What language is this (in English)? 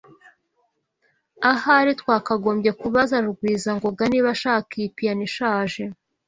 Kinyarwanda